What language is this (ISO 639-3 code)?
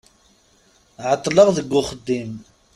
kab